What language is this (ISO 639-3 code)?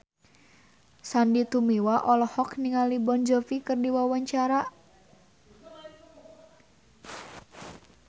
sun